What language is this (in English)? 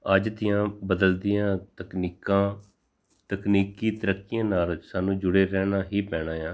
Punjabi